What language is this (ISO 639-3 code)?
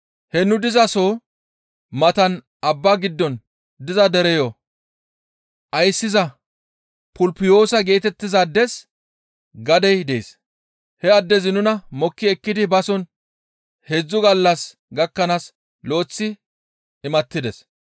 gmv